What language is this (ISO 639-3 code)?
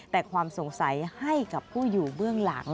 tha